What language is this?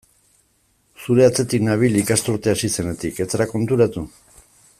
Basque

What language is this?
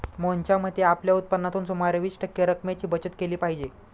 Marathi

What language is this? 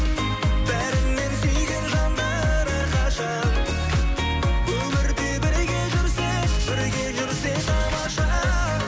Kazakh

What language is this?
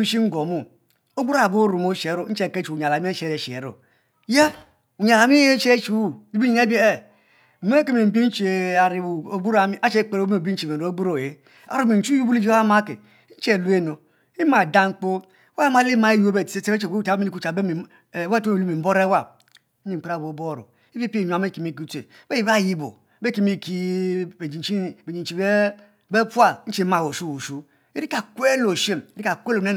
Mbe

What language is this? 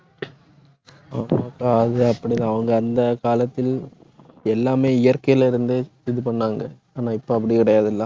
Tamil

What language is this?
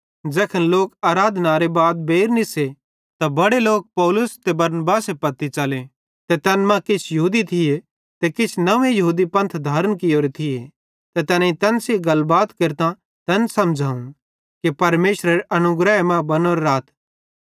Bhadrawahi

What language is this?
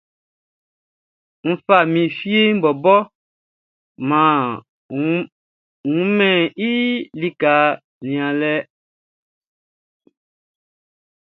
Baoulé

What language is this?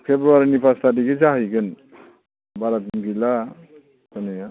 Bodo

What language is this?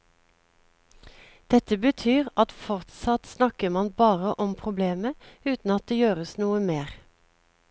Norwegian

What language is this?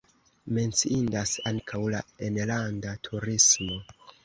Esperanto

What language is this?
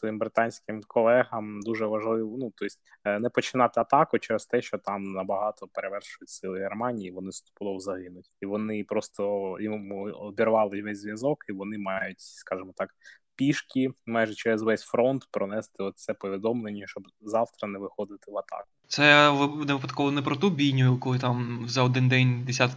Ukrainian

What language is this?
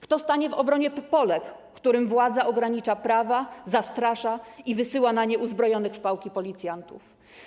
Polish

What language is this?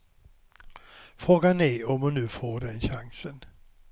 Swedish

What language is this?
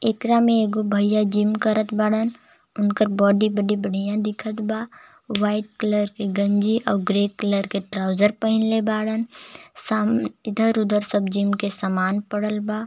Bhojpuri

